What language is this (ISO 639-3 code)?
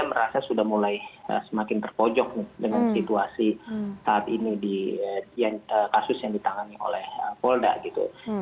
ind